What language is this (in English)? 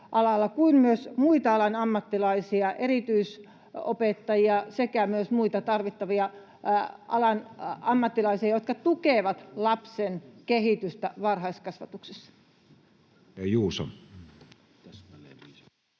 Finnish